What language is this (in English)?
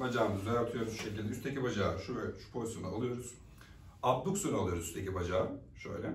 Turkish